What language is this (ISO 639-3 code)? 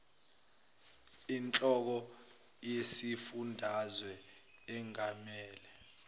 zul